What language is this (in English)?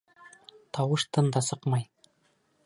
Bashkir